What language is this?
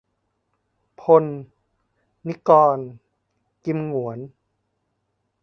Thai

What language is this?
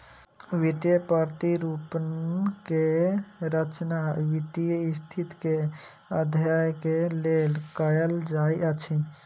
Maithili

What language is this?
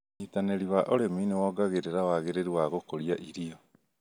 Kikuyu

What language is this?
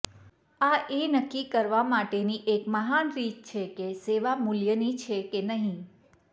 Gujarati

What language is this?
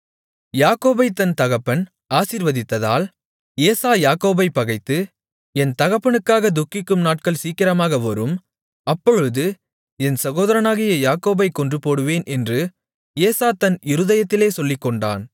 Tamil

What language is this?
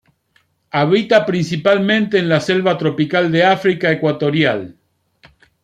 Spanish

